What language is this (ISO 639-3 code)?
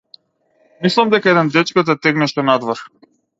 mkd